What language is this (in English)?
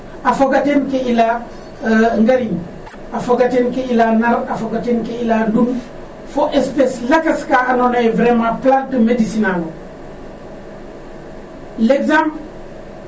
Serer